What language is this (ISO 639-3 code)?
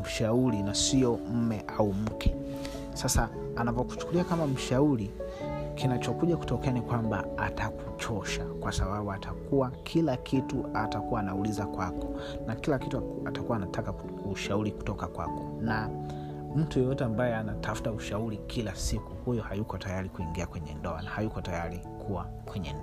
swa